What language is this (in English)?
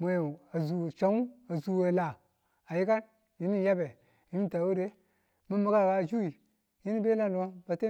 Tula